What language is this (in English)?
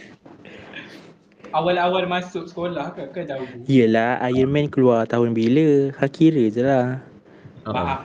Malay